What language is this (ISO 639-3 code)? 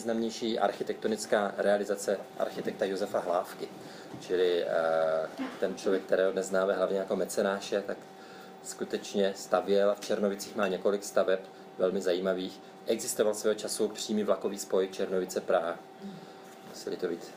ces